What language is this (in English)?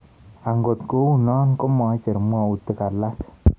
Kalenjin